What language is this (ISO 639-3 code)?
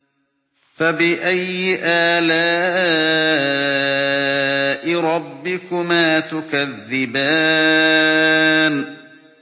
ara